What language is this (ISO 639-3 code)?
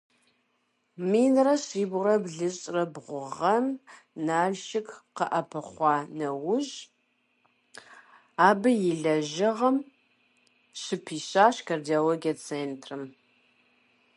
kbd